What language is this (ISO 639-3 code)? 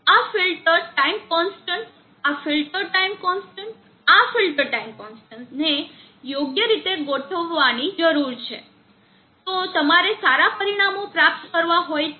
guj